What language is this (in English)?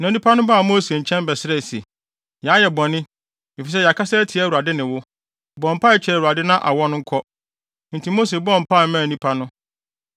Akan